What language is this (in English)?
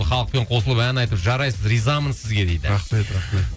Kazakh